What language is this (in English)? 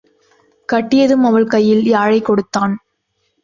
Tamil